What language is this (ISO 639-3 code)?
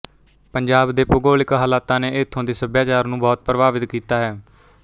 pan